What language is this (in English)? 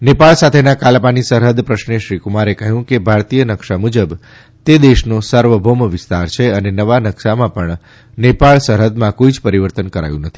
Gujarati